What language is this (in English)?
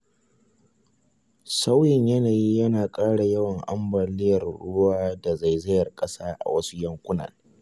Hausa